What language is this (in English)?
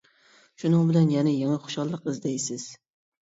Uyghur